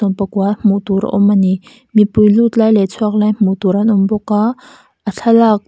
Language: Mizo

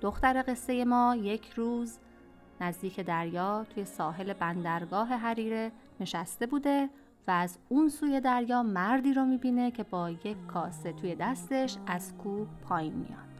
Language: Persian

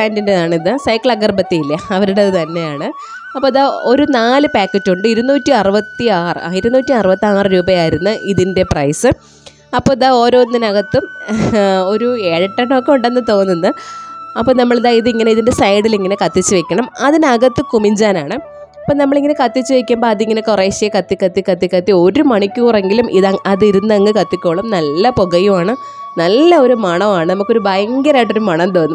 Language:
Romanian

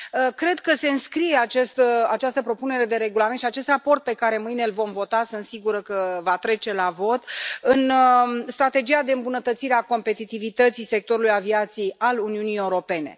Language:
Romanian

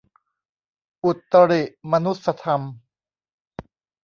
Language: Thai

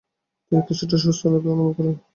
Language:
Bangla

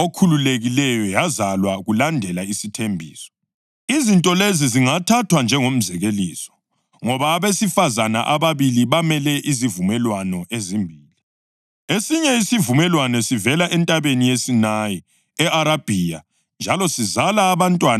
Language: North Ndebele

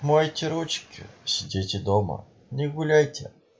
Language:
Russian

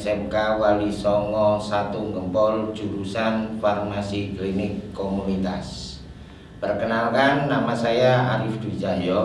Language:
Indonesian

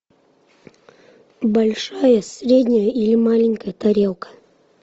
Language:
Russian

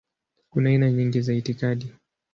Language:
Swahili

